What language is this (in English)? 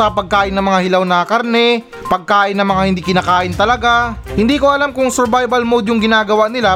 Filipino